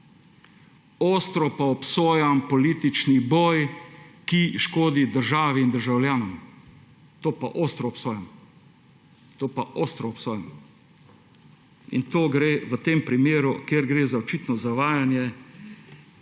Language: Slovenian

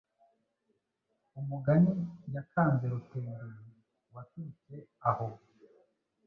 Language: Kinyarwanda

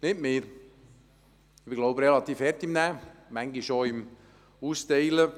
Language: Swiss German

